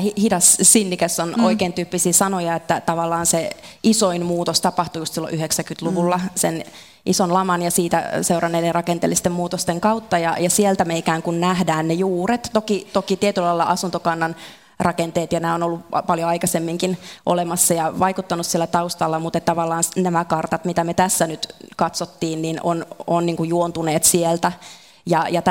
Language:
Finnish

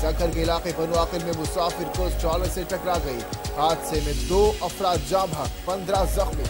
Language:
Italian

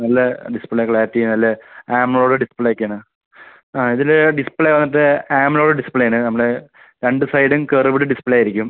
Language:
Malayalam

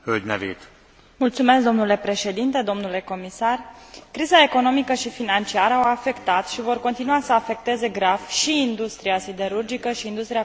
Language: Romanian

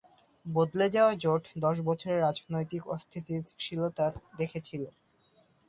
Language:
Bangla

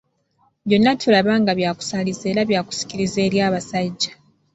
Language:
Ganda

